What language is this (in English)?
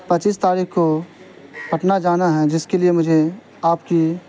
Urdu